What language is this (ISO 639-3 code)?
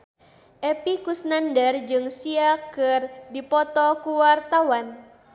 sun